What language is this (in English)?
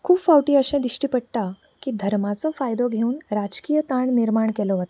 Konkani